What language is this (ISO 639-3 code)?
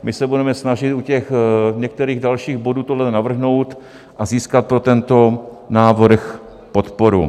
ces